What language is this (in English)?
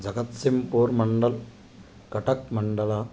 Sanskrit